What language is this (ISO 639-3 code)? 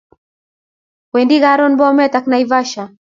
kln